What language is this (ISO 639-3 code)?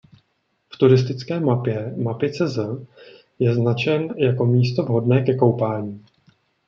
ces